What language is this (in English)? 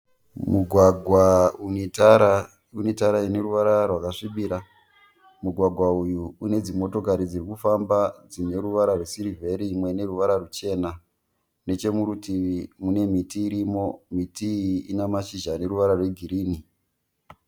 Shona